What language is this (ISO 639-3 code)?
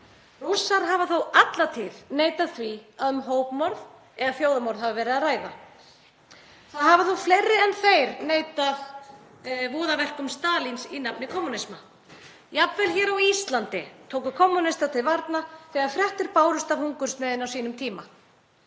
isl